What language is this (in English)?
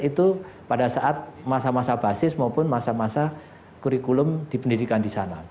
Indonesian